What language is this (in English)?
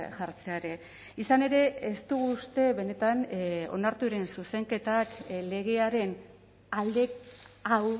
Basque